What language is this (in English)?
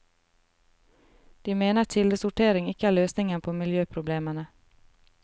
Norwegian